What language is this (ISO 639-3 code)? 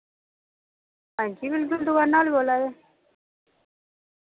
doi